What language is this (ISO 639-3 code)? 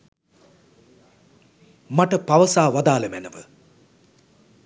sin